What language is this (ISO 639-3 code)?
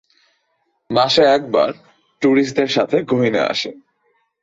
ben